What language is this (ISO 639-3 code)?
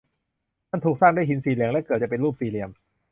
tha